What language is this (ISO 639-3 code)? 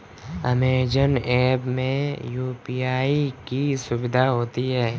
hin